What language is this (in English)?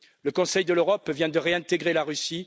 French